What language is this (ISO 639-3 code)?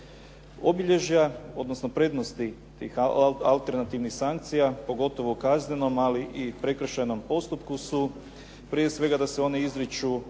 hrv